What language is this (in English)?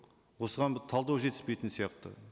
Kazakh